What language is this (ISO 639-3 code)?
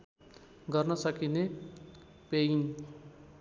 nep